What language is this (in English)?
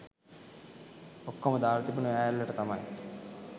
Sinhala